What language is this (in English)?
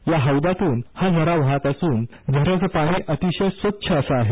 Marathi